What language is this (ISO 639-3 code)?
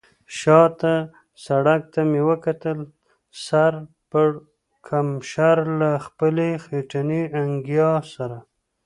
pus